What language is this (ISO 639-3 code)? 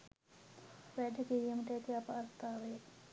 sin